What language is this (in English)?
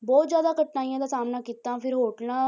Punjabi